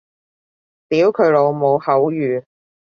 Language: Cantonese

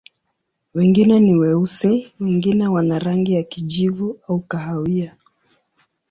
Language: Swahili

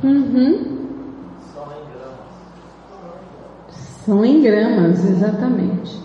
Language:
Portuguese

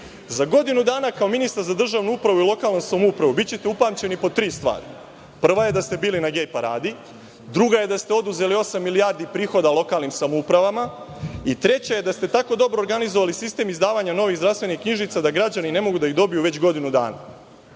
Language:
Serbian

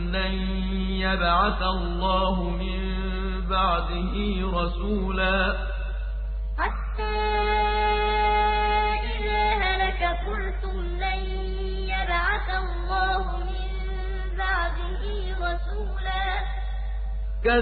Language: Arabic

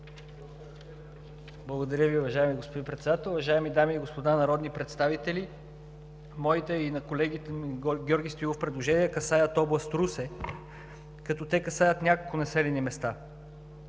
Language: Bulgarian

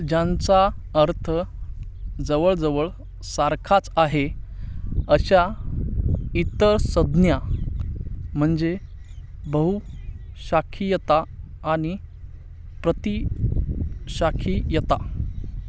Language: Marathi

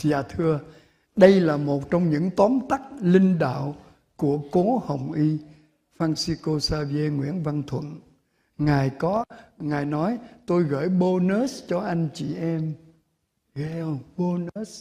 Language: Vietnamese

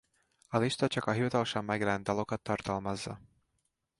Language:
Hungarian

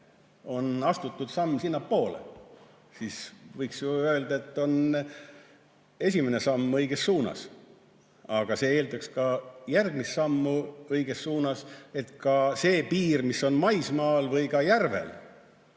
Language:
Estonian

